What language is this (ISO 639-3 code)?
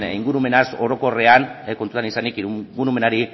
eus